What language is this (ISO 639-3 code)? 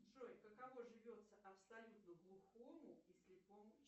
rus